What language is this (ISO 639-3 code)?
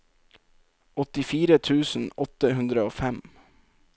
nor